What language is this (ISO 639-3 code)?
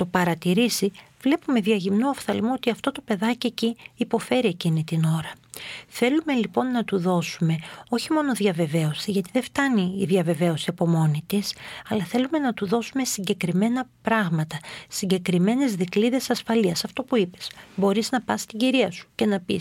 ell